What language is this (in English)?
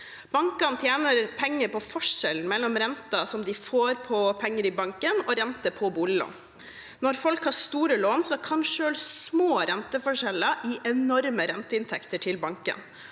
Norwegian